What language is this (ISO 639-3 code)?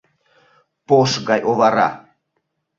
chm